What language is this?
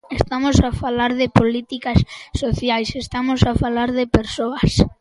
Galician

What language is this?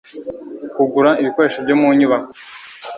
Kinyarwanda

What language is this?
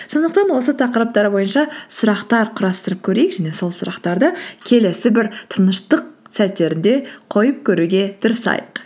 Kazakh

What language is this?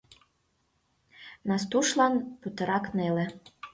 Mari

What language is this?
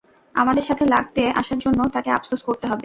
Bangla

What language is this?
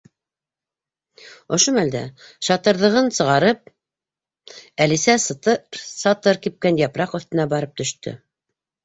Bashkir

